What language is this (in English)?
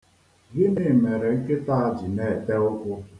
Igbo